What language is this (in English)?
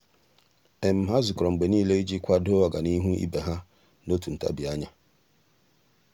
Igbo